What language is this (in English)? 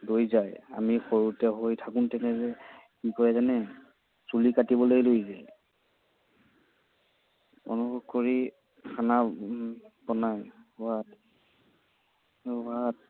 Assamese